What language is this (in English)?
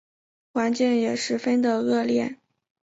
Chinese